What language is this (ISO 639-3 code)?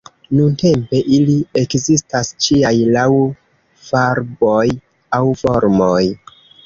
epo